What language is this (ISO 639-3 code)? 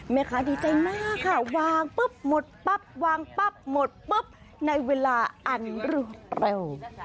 tha